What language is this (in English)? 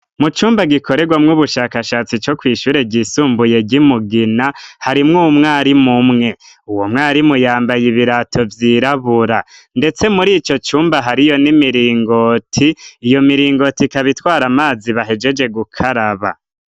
Rundi